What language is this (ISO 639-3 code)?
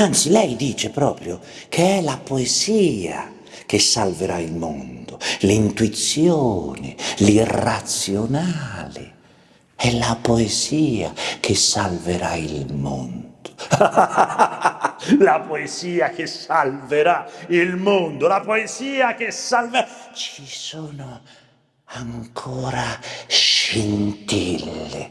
ita